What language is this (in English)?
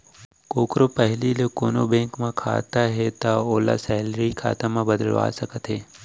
Chhattisgarhi